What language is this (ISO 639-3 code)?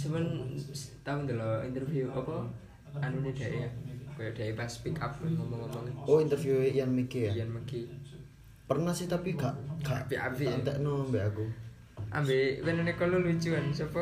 ind